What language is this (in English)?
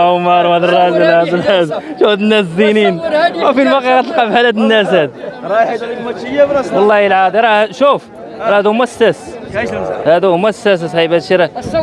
Arabic